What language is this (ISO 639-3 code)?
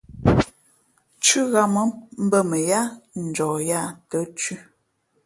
fmp